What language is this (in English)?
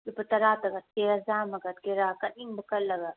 Manipuri